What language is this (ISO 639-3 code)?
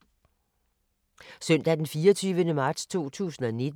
dan